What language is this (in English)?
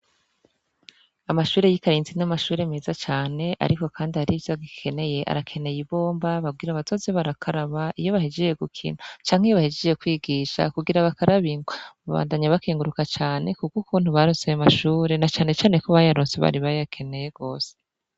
Rundi